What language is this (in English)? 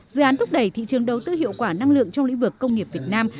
Vietnamese